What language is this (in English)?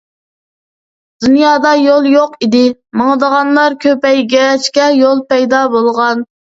Uyghur